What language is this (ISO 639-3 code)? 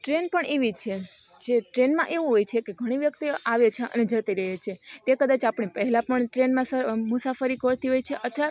guj